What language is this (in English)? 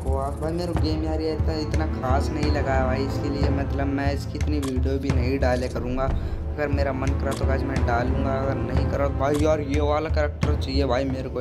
Hindi